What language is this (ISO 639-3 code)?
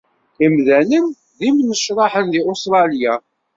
kab